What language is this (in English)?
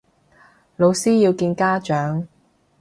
Cantonese